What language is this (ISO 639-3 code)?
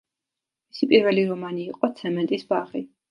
kat